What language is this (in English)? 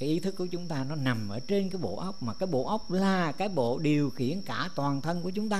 Vietnamese